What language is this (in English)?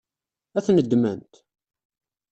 Kabyle